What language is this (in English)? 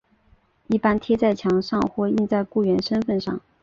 Chinese